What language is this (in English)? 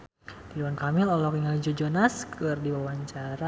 Sundanese